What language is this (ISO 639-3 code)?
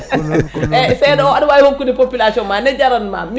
ful